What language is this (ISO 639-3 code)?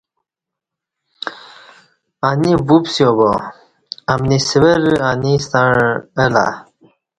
bsh